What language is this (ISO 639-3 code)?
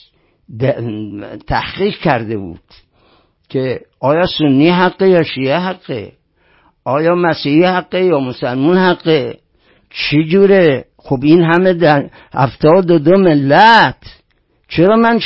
fas